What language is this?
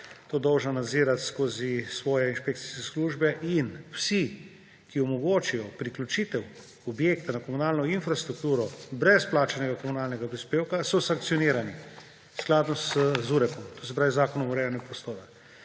Slovenian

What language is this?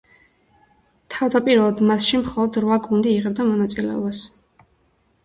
Georgian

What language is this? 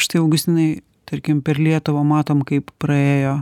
Lithuanian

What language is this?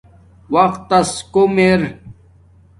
Domaaki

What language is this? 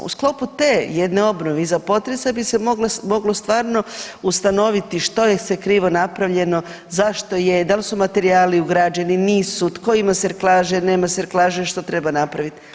Croatian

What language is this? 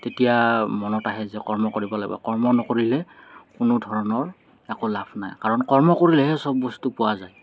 Assamese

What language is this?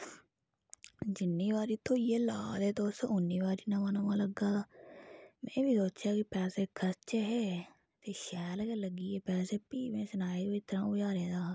Dogri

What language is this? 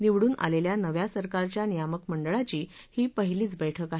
Marathi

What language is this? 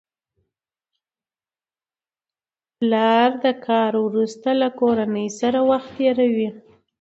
Pashto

